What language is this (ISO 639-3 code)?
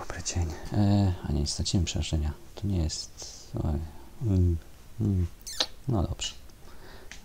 pol